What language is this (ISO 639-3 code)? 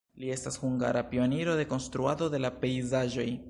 epo